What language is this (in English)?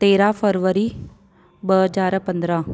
Sindhi